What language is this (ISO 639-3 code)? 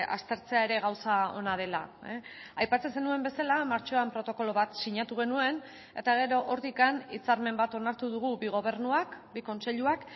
eus